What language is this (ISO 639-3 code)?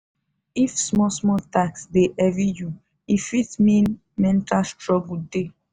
pcm